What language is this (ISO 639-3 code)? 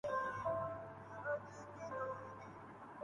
urd